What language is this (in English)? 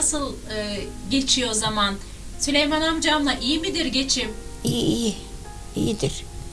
Turkish